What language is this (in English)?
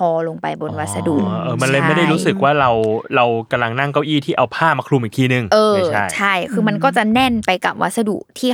Thai